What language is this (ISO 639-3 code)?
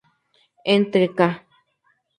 spa